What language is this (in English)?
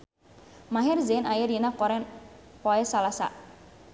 Sundanese